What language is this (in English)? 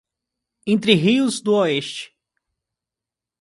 Portuguese